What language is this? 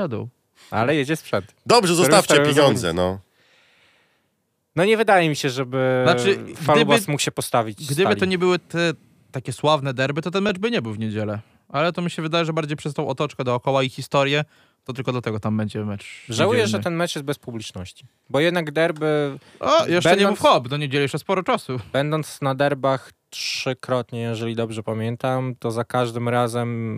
Polish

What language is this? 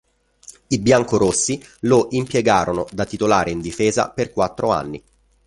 Italian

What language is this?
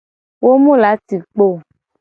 Gen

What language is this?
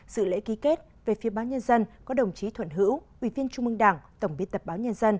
Vietnamese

